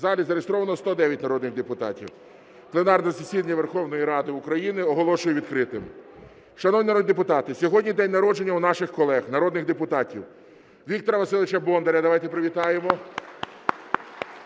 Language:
Ukrainian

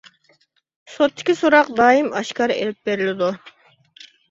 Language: Uyghur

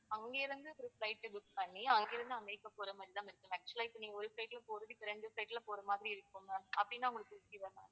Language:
Tamil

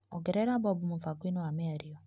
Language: Kikuyu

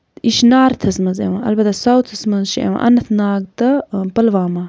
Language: Kashmiri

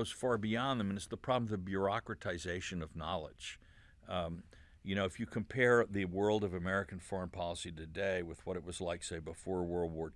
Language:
English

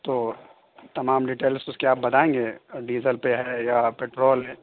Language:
Urdu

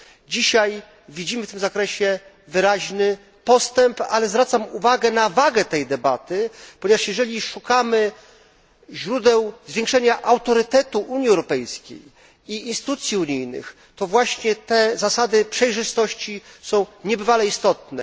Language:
Polish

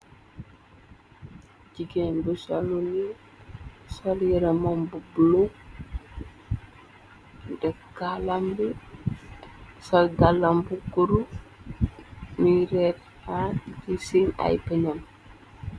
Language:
Wolof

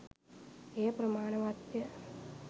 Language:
Sinhala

